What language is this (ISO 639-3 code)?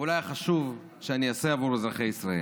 heb